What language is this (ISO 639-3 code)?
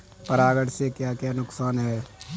hin